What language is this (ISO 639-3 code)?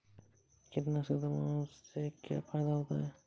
hin